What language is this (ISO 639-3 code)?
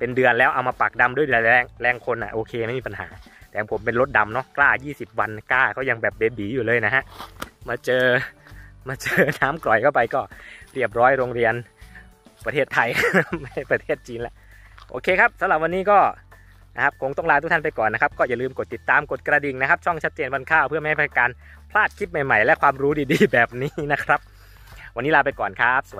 tha